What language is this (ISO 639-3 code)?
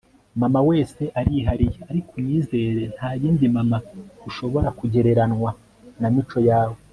kin